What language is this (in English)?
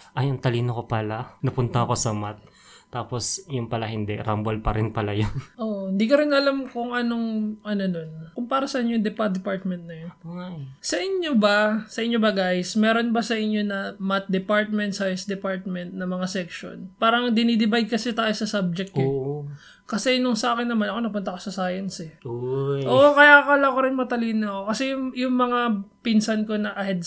Filipino